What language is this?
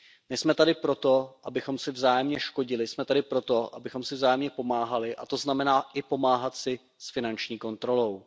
Czech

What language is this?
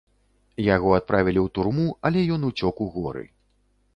Belarusian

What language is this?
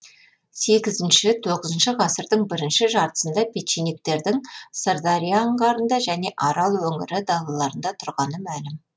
Kazakh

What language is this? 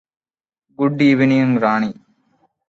Malayalam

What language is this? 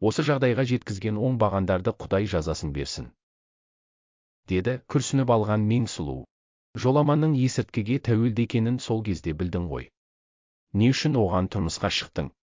Turkish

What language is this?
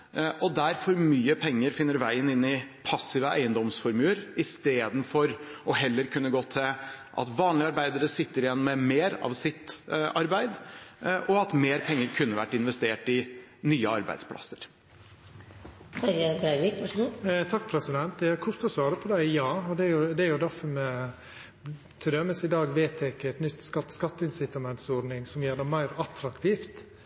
Norwegian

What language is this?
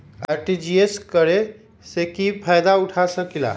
Magahi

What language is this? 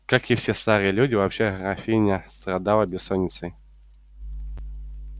Russian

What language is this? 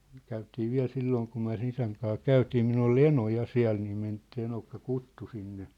Finnish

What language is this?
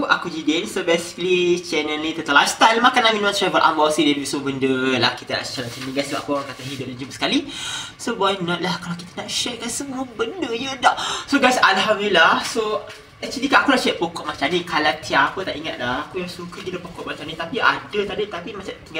Malay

